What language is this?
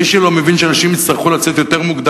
Hebrew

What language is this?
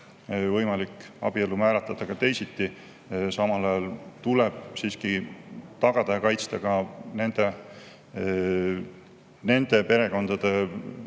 Estonian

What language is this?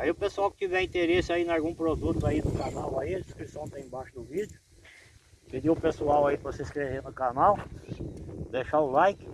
Portuguese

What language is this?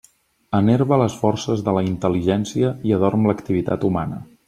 Catalan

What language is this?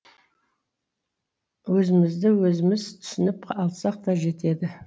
Kazakh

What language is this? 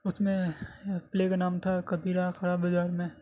Urdu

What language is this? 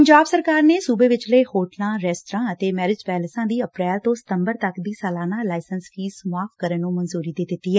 Punjabi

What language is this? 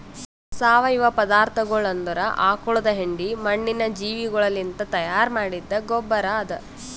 Kannada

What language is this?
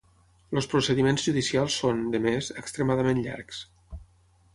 Catalan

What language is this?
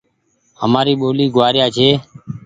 Goaria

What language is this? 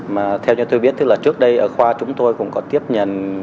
Vietnamese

